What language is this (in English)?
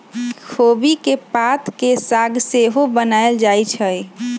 Magahi